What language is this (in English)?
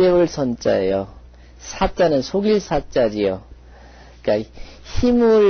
Korean